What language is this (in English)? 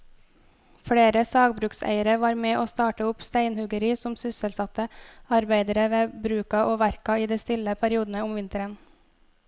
Norwegian